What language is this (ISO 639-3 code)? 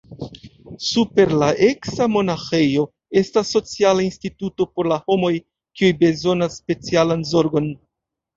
epo